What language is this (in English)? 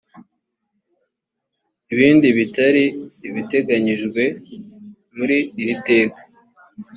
Kinyarwanda